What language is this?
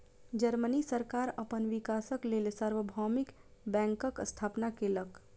Maithili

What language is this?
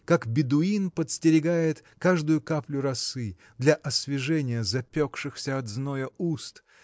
Russian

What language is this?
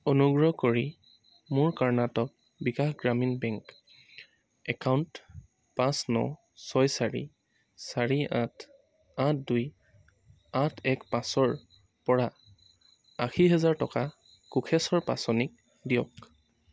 Assamese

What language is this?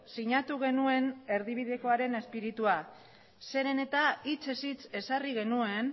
Basque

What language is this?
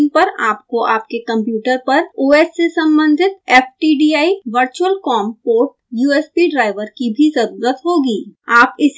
Hindi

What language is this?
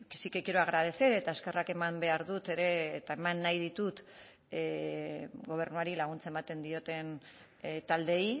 Basque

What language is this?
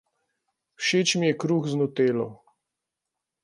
Slovenian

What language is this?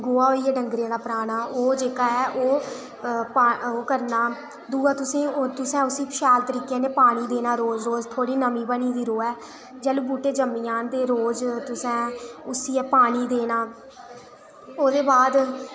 Dogri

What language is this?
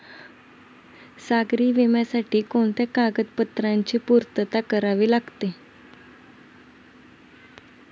Marathi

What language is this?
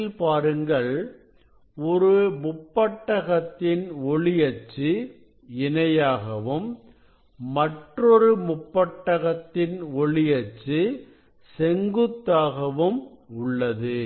Tamil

